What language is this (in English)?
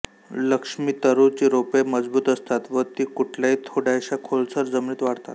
Marathi